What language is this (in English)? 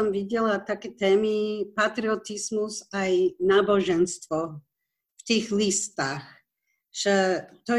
Slovak